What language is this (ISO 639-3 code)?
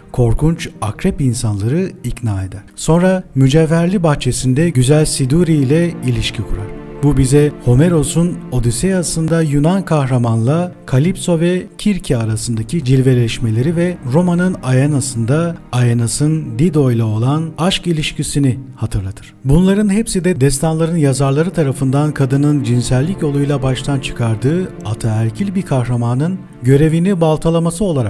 tur